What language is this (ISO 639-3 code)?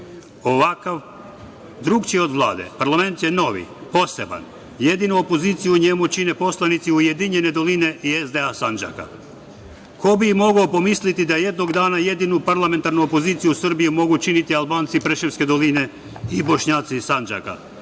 srp